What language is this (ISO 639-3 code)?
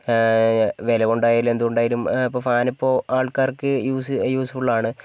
mal